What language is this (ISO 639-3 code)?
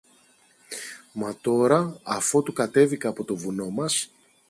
ell